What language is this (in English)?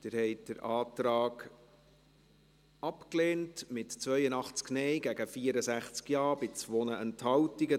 Swiss German